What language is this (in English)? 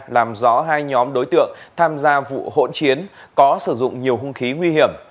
Vietnamese